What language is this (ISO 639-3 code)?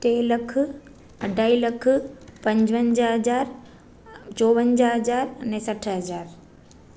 snd